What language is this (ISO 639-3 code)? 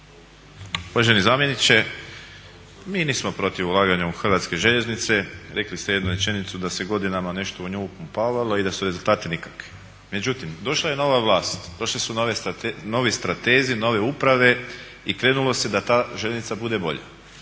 hrv